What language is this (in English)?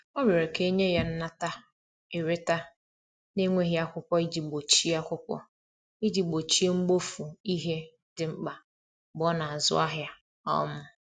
Igbo